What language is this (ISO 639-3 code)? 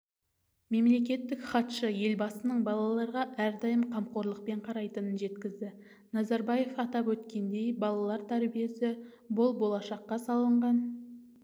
kaz